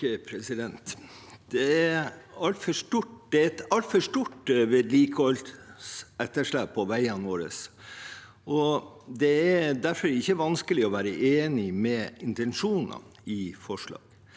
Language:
Norwegian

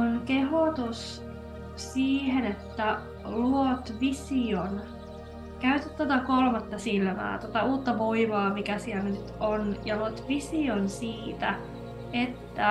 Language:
Finnish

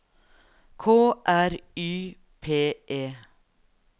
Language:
Norwegian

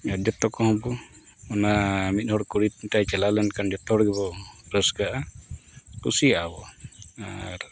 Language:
Santali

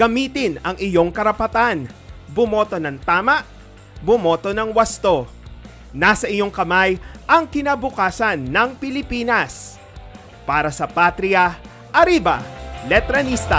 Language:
Filipino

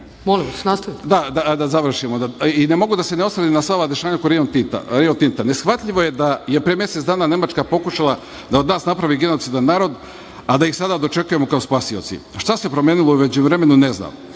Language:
Serbian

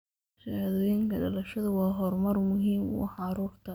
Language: Somali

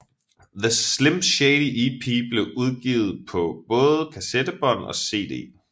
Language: Danish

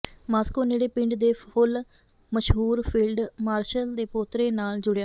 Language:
Punjabi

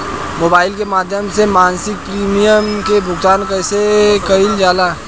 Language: Bhojpuri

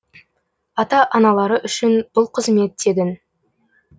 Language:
Kazakh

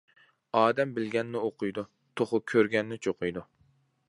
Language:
Uyghur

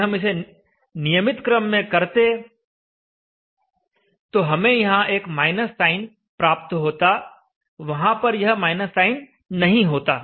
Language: Hindi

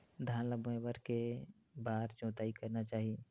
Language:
Chhattisgarhi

